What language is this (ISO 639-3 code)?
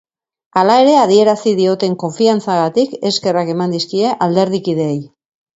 eus